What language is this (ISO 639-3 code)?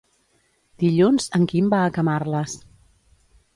cat